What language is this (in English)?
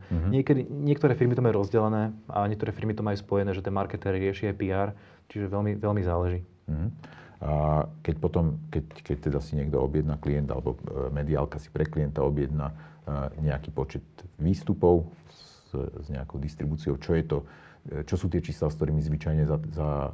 Slovak